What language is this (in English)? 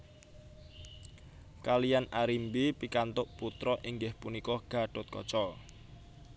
Javanese